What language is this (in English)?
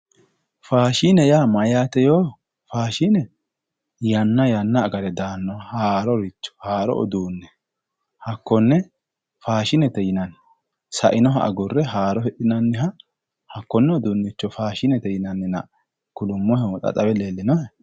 Sidamo